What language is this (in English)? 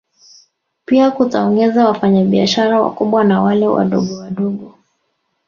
Swahili